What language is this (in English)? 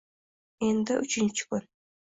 Uzbek